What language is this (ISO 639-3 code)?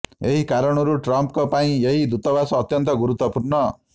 ori